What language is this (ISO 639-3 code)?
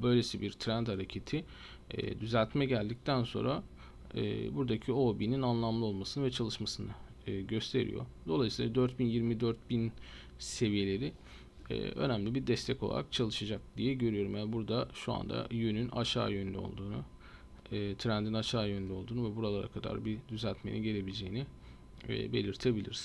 tur